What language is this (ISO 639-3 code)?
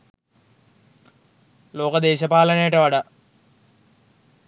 sin